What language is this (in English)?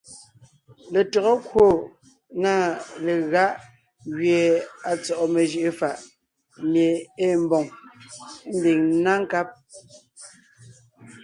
Ngiemboon